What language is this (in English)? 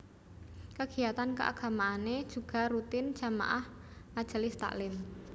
Javanese